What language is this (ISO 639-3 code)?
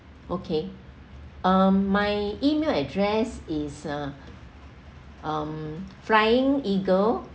eng